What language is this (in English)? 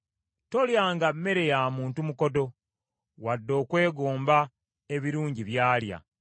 Ganda